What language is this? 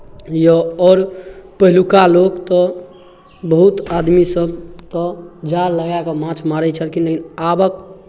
Maithili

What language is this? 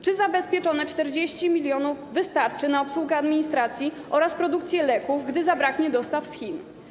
Polish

